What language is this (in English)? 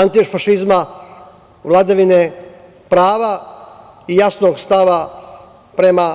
Serbian